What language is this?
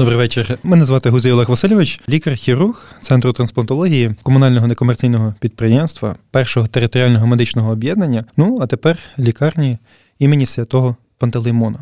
Ukrainian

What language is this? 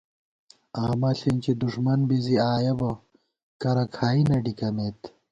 Gawar-Bati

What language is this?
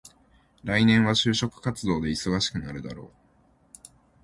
Japanese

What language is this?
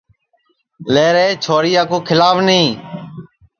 Sansi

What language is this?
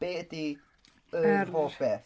Welsh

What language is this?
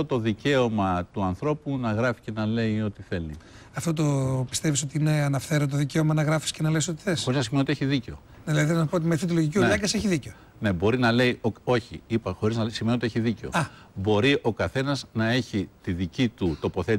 Greek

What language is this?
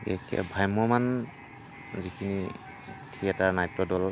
Assamese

